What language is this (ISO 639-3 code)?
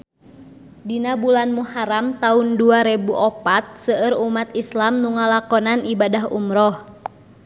sun